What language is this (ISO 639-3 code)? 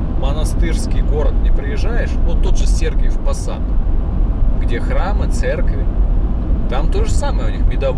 rus